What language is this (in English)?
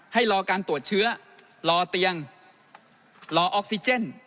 Thai